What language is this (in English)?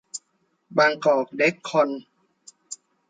Thai